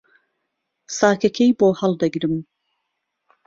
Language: Central Kurdish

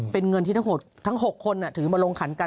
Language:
Thai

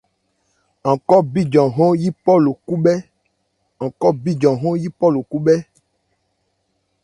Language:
Ebrié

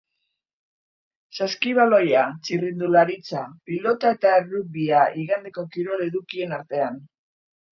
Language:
Basque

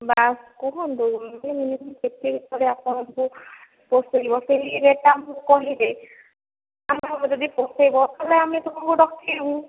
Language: Odia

